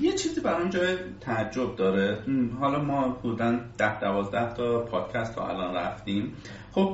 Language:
Persian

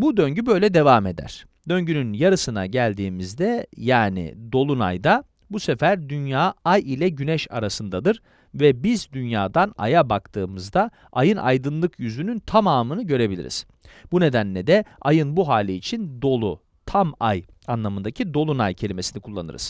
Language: Turkish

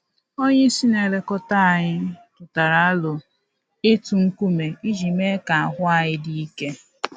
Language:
Igbo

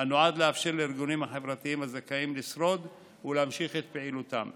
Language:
Hebrew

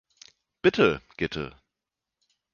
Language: German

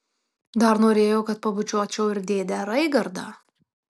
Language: Lithuanian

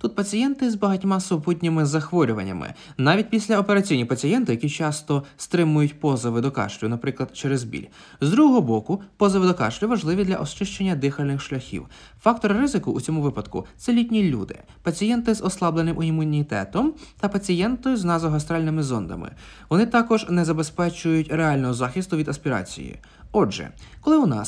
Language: Ukrainian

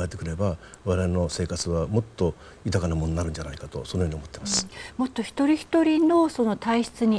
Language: Japanese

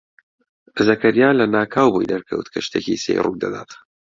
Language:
Central Kurdish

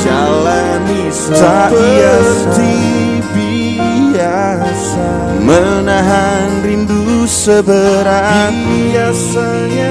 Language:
Indonesian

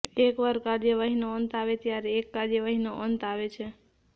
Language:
Gujarati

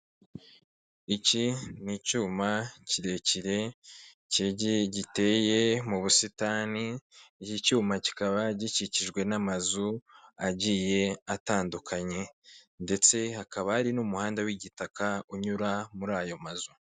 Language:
Kinyarwanda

